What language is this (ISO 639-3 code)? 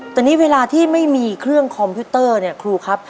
tha